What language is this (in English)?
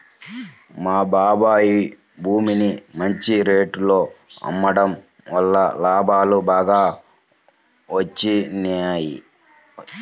Telugu